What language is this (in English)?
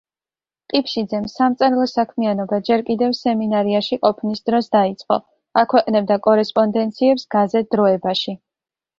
Georgian